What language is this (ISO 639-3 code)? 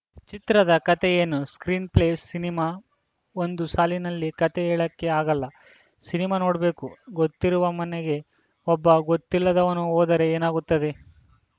kan